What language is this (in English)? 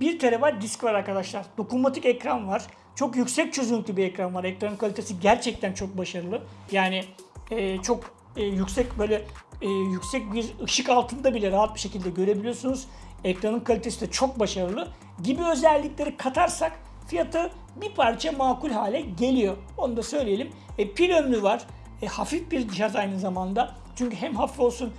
Turkish